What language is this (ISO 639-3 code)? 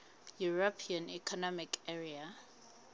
sot